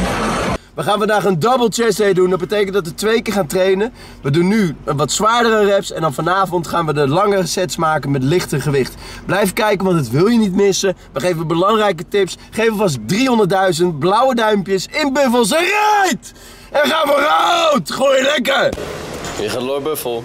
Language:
Dutch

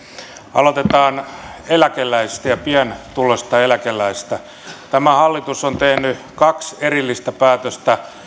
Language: Finnish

